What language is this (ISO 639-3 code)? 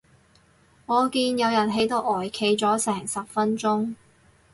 yue